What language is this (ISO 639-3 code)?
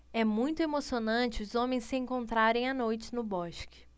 por